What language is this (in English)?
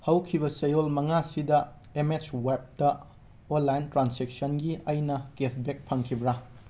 Manipuri